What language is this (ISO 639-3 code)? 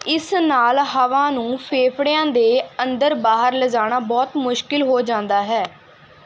pan